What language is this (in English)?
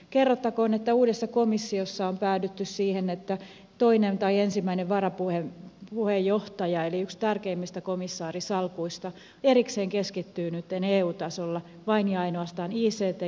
Finnish